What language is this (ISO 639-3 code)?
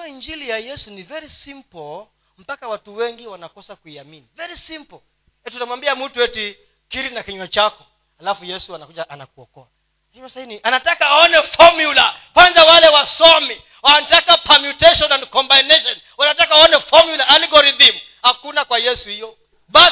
swa